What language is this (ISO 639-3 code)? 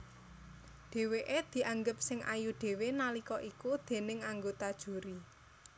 jav